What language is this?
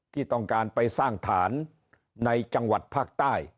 Thai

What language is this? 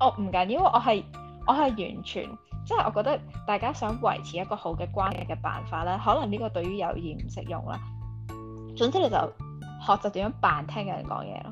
Chinese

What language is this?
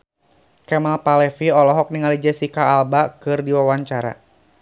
Sundanese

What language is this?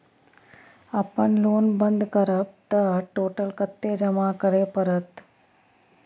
Maithili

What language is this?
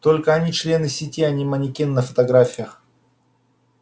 Russian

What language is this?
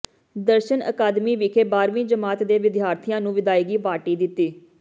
Punjabi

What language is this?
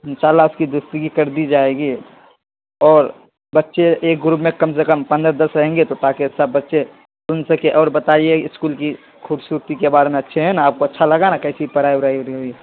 Urdu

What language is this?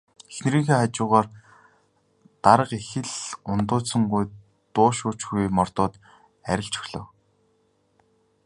Mongolian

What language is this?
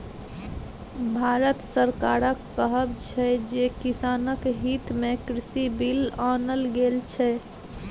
Maithili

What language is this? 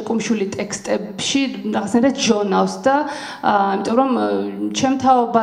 Romanian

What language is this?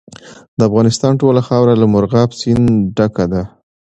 Pashto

